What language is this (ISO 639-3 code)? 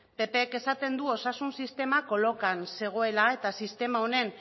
eus